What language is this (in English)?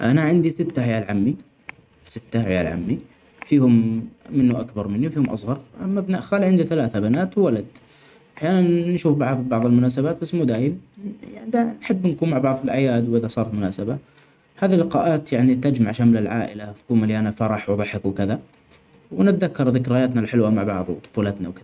Omani Arabic